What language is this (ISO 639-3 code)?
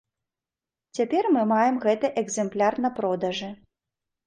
bel